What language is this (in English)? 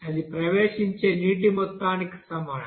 Telugu